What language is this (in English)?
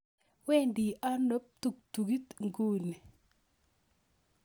Kalenjin